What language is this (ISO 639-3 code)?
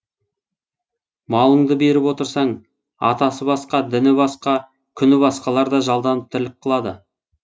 kaz